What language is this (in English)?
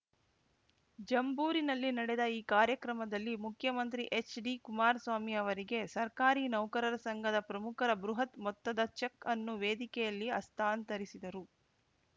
Kannada